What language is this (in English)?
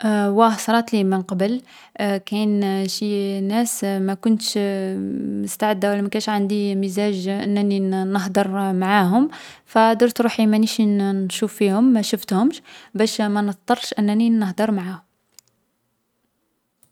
Algerian Arabic